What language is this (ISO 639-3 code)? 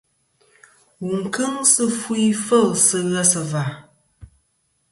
bkm